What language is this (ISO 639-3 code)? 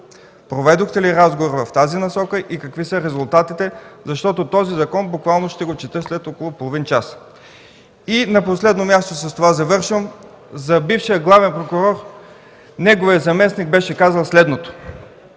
bul